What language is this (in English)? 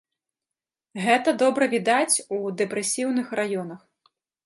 Belarusian